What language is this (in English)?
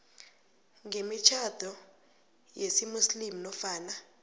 South Ndebele